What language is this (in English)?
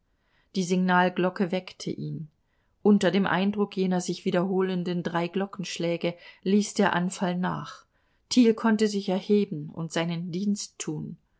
German